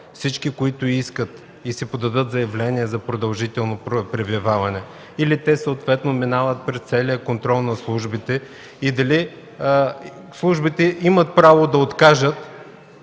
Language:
Bulgarian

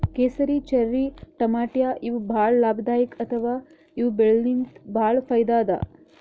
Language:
Kannada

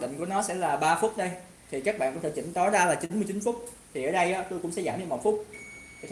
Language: Vietnamese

